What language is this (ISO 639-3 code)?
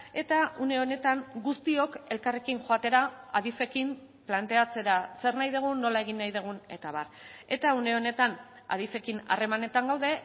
eus